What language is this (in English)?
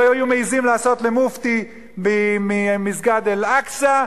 Hebrew